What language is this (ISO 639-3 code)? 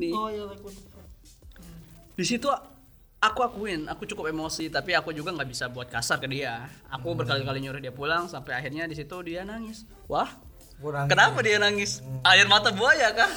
ind